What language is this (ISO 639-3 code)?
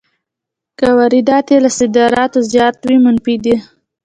pus